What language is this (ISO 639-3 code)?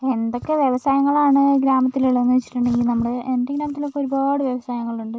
mal